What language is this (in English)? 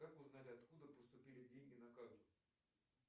Russian